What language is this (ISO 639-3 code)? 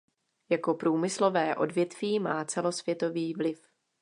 ces